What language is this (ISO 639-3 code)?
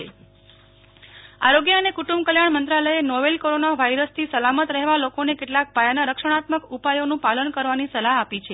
guj